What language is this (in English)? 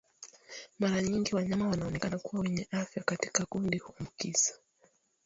Swahili